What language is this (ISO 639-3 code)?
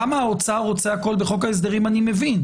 heb